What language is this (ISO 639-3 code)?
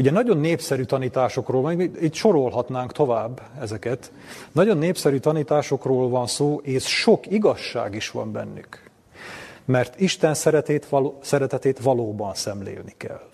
hun